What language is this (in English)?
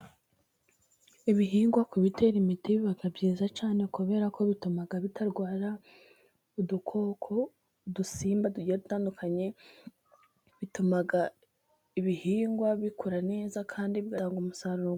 Kinyarwanda